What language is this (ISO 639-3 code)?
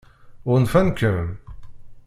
kab